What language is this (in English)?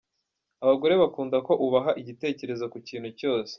Kinyarwanda